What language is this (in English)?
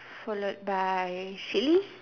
English